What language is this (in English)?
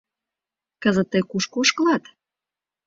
Mari